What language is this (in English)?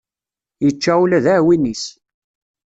Kabyle